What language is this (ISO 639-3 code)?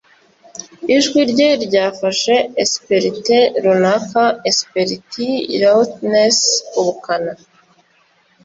kin